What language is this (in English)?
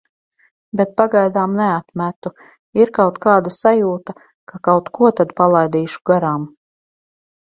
Latvian